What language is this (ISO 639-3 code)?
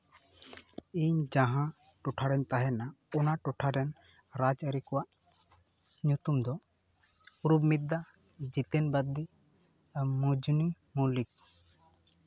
sat